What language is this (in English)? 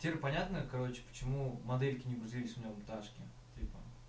Russian